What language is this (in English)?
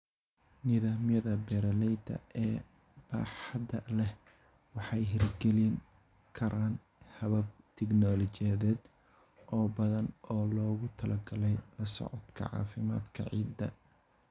Somali